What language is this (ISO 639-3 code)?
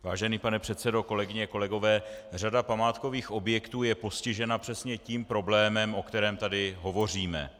ces